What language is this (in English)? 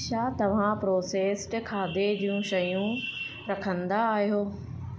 Sindhi